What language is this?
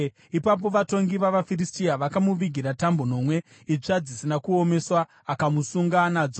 Shona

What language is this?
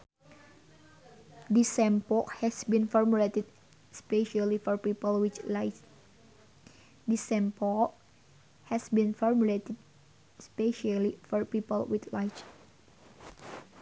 Sundanese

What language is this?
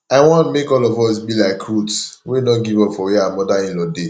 Nigerian Pidgin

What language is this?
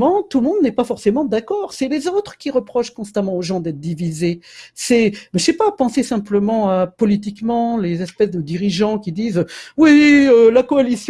French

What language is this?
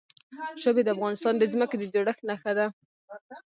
Pashto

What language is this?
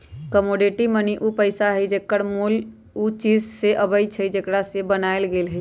Magahi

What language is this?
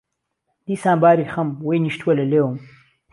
Central Kurdish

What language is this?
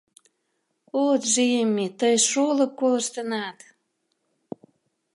Mari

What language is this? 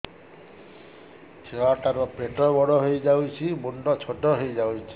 Odia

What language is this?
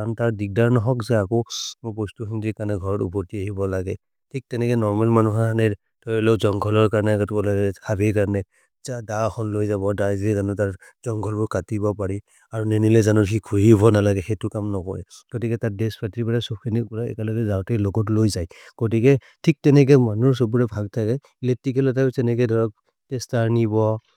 Maria (India)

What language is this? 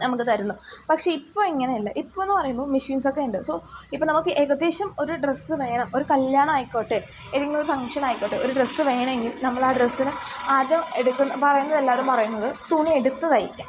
Malayalam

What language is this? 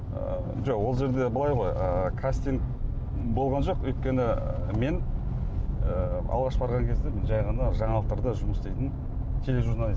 Kazakh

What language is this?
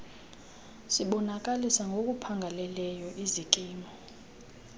Xhosa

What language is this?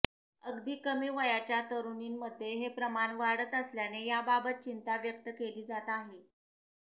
Marathi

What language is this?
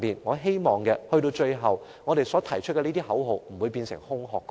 Cantonese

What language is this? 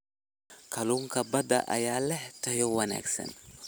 Somali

